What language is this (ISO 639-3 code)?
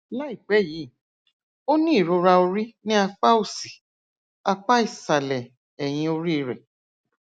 yor